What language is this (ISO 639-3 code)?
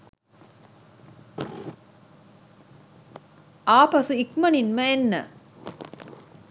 sin